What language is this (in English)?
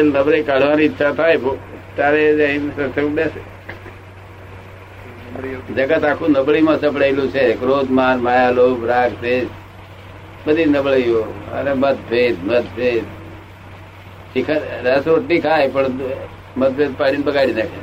Gujarati